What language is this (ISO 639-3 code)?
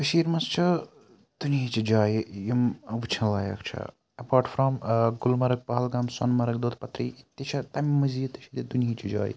kas